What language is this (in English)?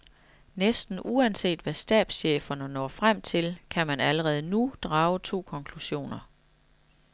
Danish